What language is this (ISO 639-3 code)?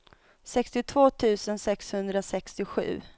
swe